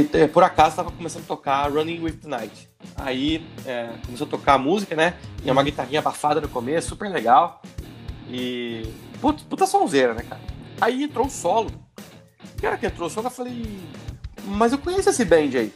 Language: Portuguese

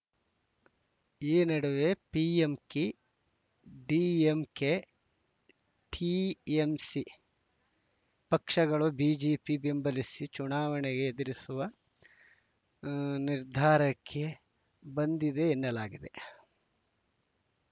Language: Kannada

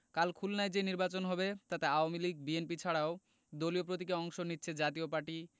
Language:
Bangla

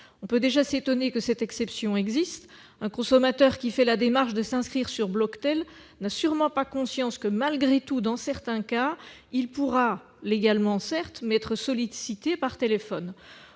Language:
French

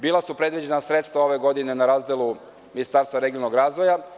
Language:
Serbian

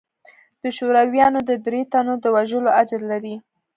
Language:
Pashto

